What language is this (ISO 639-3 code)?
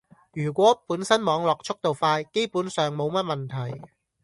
yue